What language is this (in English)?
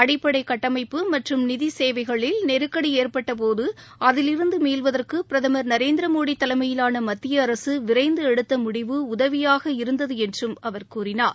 Tamil